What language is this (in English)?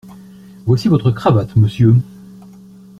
French